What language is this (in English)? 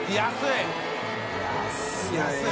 Japanese